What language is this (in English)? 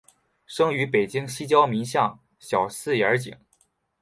Chinese